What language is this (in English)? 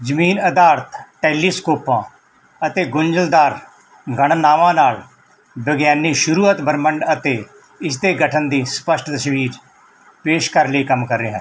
Punjabi